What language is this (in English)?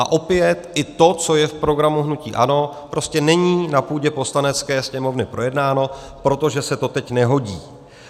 Czech